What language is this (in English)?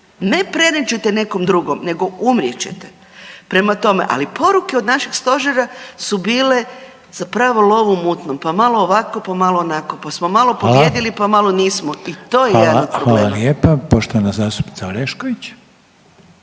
Croatian